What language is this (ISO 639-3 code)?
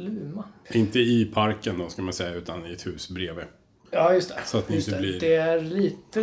swe